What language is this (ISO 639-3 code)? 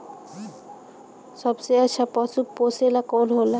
bho